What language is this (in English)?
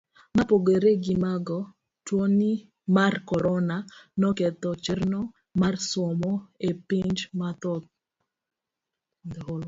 Luo (Kenya and Tanzania)